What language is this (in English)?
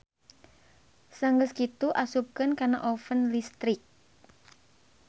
Sundanese